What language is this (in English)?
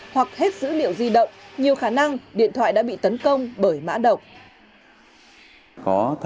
Vietnamese